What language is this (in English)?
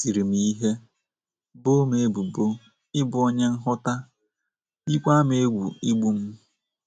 Igbo